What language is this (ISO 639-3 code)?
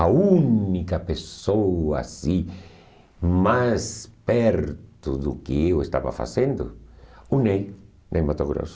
por